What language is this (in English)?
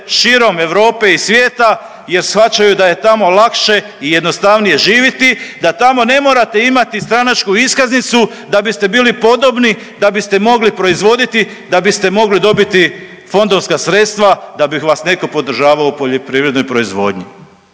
Croatian